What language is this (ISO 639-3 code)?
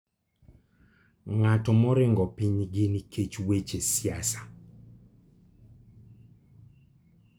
luo